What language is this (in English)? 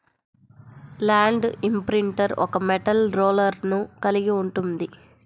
Telugu